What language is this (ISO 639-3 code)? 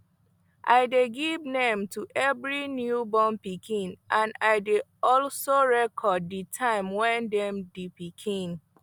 pcm